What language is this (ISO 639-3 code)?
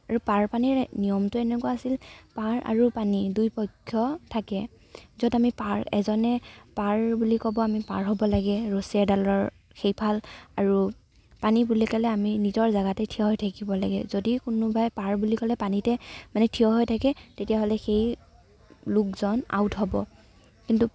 asm